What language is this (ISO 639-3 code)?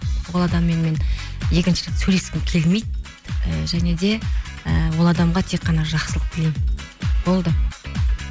kaz